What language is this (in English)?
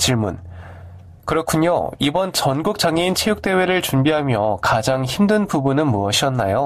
Korean